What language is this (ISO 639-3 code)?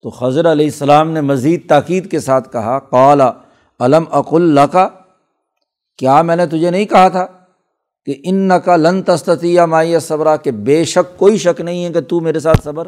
urd